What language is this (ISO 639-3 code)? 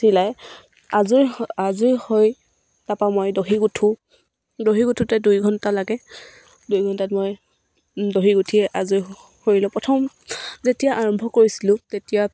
asm